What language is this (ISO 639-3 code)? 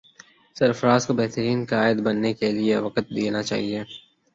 urd